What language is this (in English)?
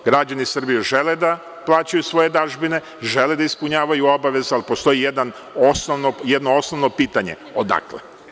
Serbian